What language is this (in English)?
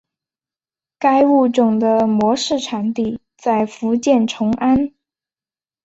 Chinese